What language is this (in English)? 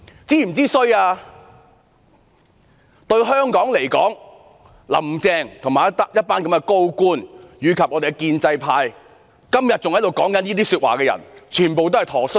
Cantonese